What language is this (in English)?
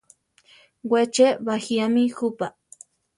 Central Tarahumara